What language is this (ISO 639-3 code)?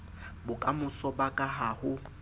sot